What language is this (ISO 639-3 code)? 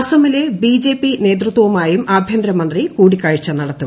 mal